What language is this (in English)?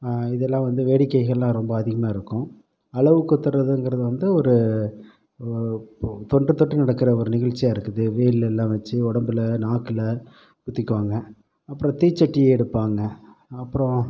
Tamil